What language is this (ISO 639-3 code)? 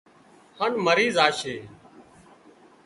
kxp